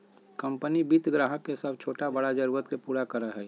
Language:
Magahi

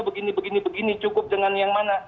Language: Indonesian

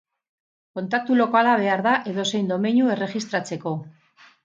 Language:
Basque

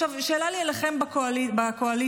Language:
Hebrew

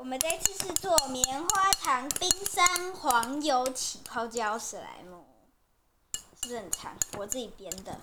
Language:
Chinese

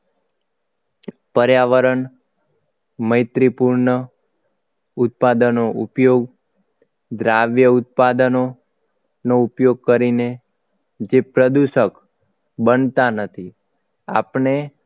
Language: Gujarati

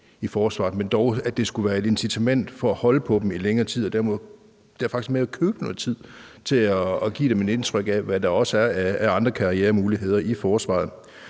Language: Danish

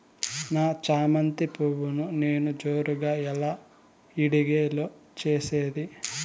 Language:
Telugu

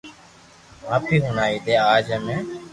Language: Loarki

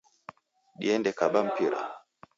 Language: Taita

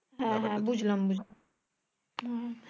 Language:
Bangla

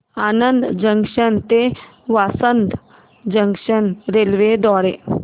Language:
Marathi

